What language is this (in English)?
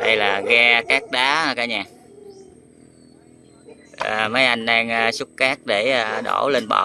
Vietnamese